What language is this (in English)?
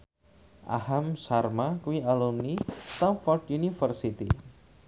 Javanese